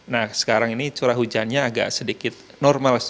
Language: Indonesian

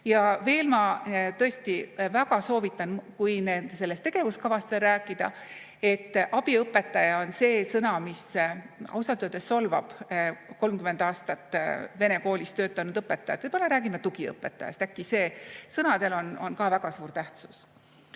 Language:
Estonian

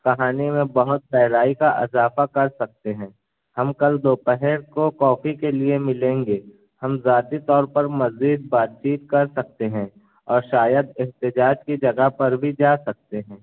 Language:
Urdu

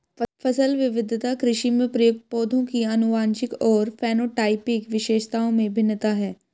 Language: Hindi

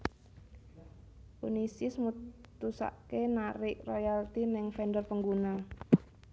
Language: Javanese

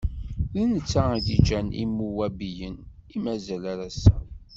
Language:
Kabyle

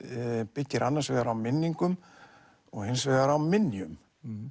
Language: Icelandic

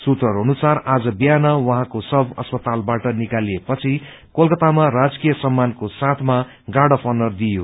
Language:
Nepali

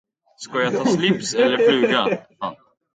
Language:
Swedish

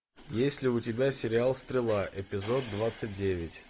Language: Russian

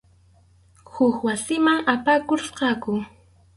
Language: Arequipa-La Unión Quechua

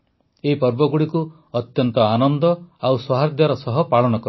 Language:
Odia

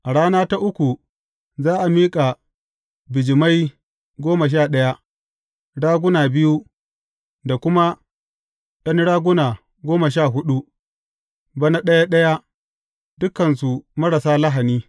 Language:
Hausa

